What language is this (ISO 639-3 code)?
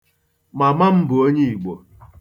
ibo